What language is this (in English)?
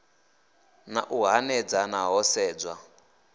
Venda